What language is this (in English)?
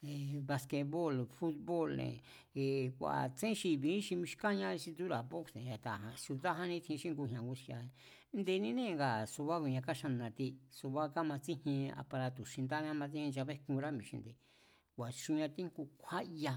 Mazatlán Mazatec